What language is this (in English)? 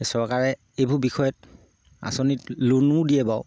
Assamese